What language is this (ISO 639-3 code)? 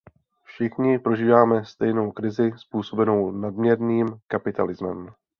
ces